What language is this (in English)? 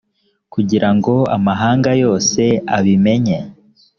Kinyarwanda